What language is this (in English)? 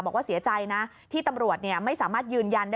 Thai